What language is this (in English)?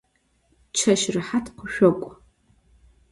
Adyghe